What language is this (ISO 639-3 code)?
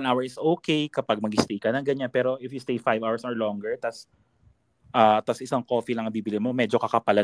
fil